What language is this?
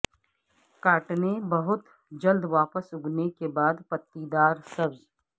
Urdu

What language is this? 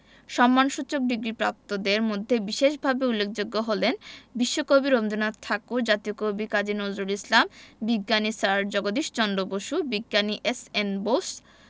Bangla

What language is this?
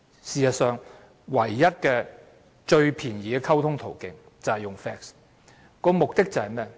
Cantonese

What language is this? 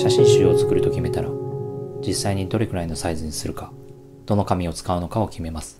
Japanese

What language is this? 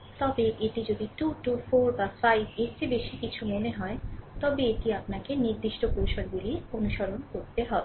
Bangla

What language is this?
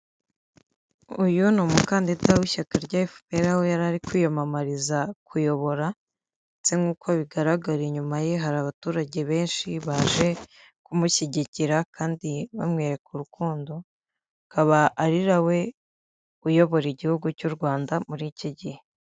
Kinyarwanda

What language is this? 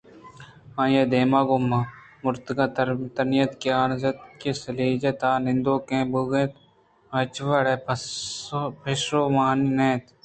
Eastern Balochi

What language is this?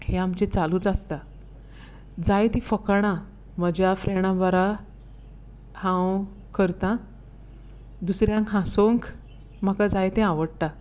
Konkani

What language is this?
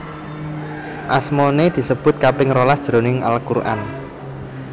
Javanese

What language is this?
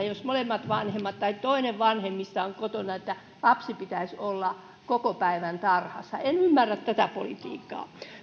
Finnish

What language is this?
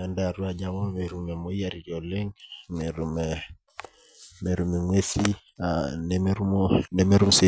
Masai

